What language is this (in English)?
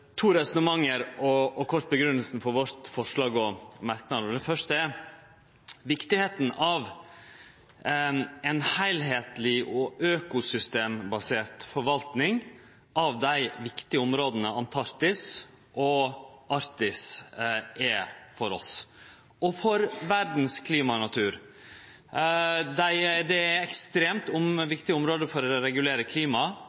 Norwegian Nynorsk